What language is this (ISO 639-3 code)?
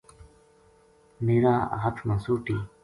gju